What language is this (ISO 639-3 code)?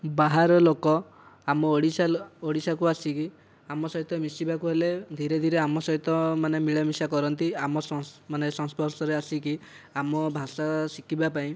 ori